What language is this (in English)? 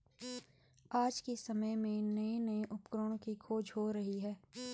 Hindi